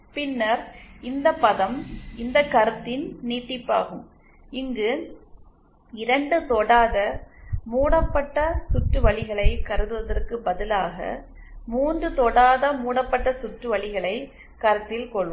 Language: Tamil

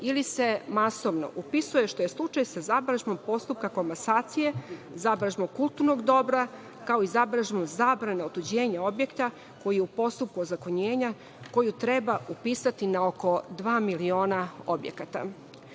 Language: Serbian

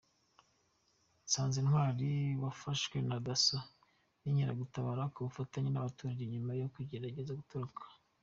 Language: Kinyarwanda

